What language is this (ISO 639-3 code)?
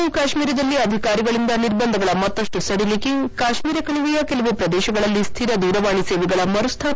kan